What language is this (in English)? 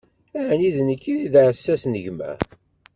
Kabyle